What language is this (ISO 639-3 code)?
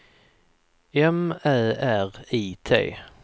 swe